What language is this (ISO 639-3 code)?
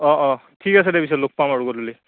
asm